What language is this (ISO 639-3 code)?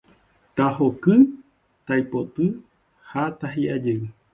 grn